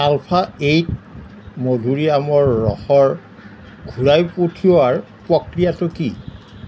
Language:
Assamese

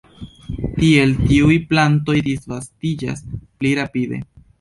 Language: Esperanto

